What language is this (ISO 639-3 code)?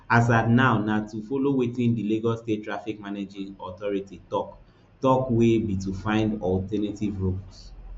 pcm